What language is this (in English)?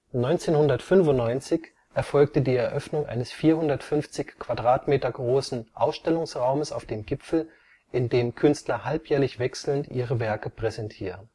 German